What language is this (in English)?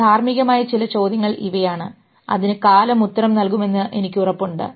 Malayalam